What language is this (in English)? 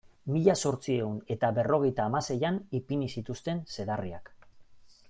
Basque